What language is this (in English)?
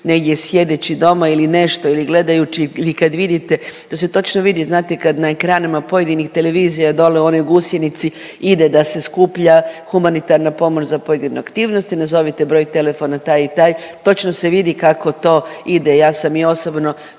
Croatian